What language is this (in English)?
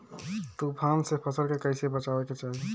Bhojpuri